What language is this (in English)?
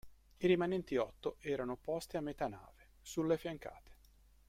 Italian